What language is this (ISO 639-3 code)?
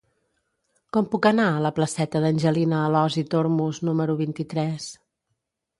cat